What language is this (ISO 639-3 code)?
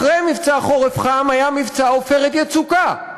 heb